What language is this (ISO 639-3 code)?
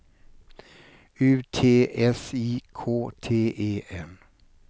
swe